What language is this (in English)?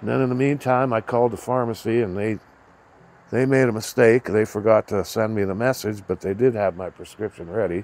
English